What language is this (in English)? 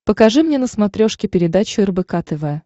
Russian